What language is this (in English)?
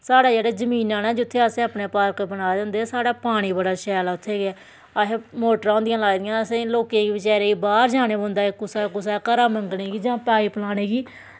Dogri